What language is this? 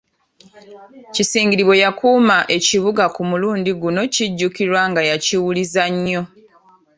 Ganda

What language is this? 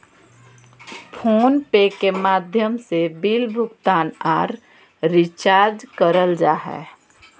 Magahi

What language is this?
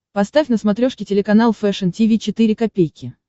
Russian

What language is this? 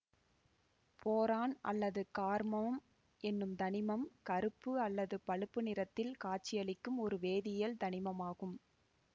Tamil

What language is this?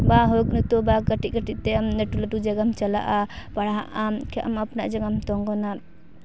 Santali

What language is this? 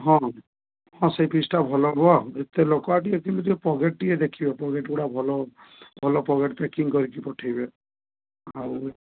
Odia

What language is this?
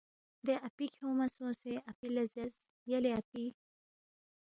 Balti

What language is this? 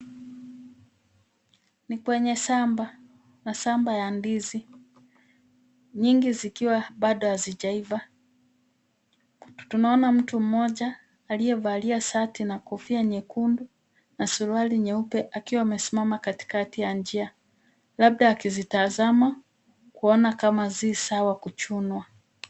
Swahili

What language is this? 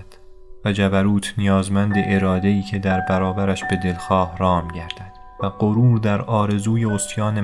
Persian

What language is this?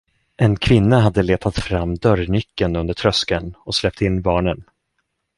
Swedish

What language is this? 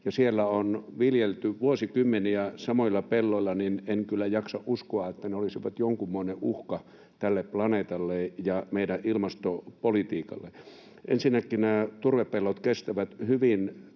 Finnish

